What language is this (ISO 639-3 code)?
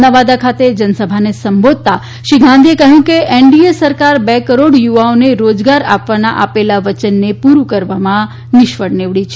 guj